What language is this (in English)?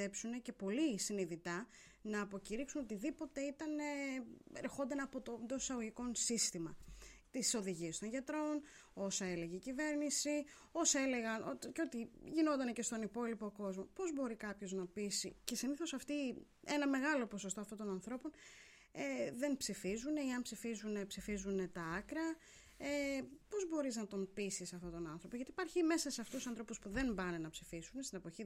Greek